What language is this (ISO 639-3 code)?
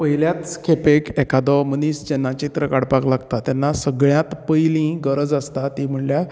kok